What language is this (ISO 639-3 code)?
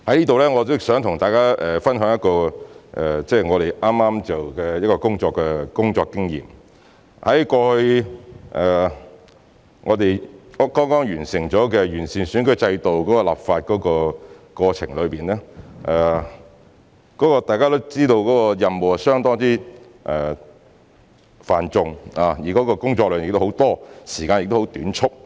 yue